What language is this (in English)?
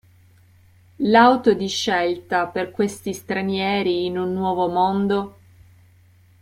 Italian